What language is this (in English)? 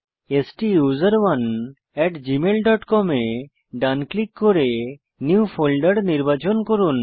Bangla